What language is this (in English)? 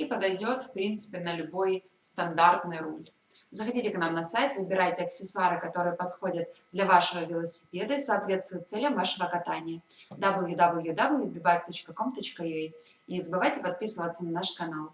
Russian